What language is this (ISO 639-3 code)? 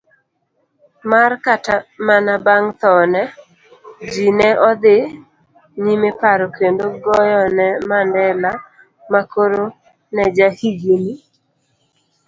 luo